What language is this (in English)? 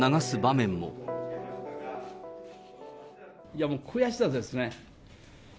Japanese